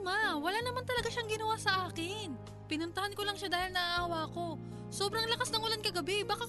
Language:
Filipino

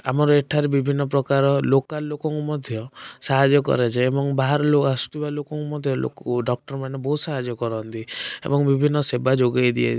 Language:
Odia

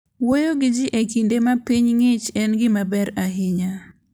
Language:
Luo (Kenya and Tanzania)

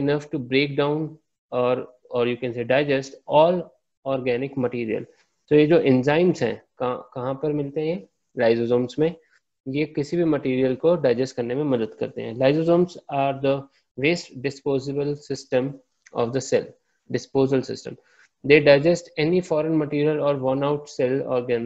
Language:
Hindi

